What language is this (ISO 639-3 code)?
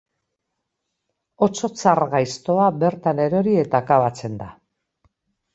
eus